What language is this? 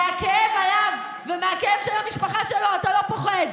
Hebrew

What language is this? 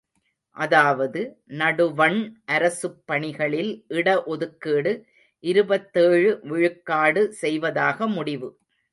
Tamil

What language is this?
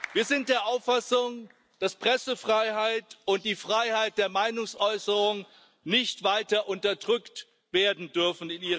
German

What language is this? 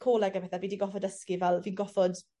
Welsh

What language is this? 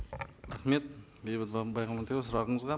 Kazakh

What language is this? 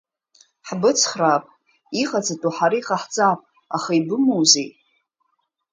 Abkhazian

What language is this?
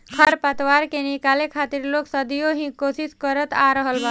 Bhojpuri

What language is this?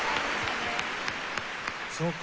Japanese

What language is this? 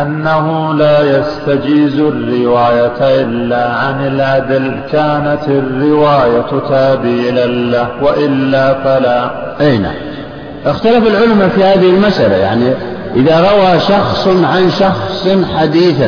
Arabic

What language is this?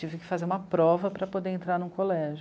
Portuguese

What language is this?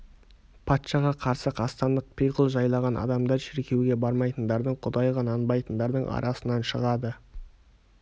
Kazakh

